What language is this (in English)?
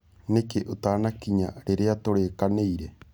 Kikuyu